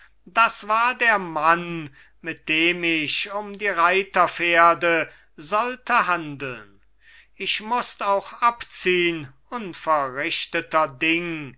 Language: German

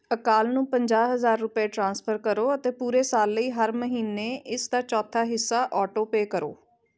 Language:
Punjabi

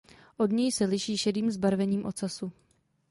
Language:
Czech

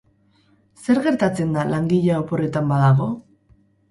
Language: Basque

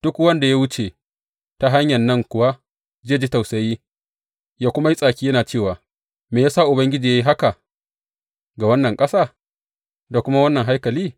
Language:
Hausa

